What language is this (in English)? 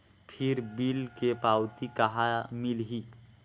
Chhattisgarhi